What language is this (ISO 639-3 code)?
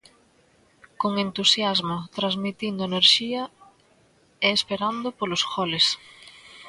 glg